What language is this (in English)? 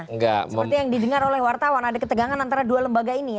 Indonesian